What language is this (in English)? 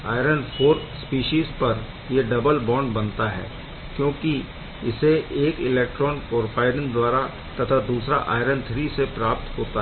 Hindi